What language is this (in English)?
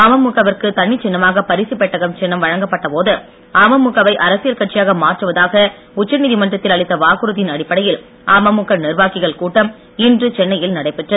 Tamil